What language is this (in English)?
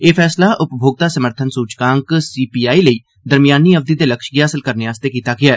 Dogri